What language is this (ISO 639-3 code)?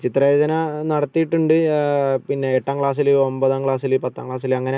mal